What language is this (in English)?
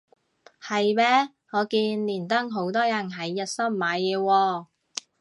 Cantonese